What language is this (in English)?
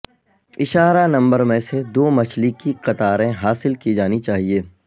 Urdu